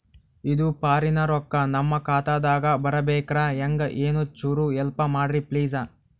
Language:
Kannada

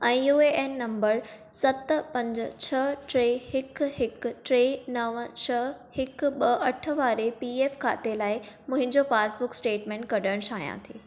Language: Sindhi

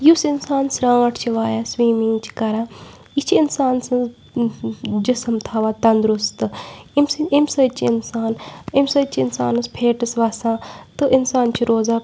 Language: Kashmiri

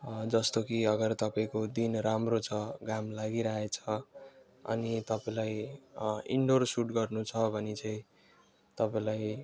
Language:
Nepali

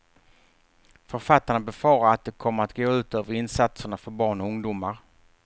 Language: Swedish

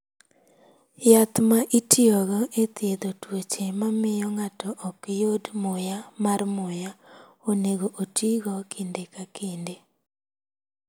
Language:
Luo (Kenya and Tanzania)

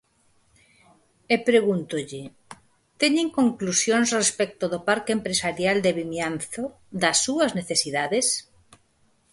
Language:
Galician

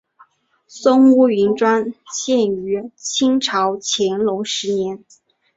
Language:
Chinese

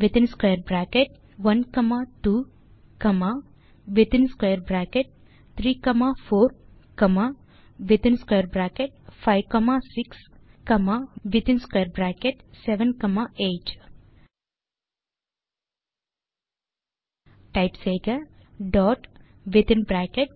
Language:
Tamil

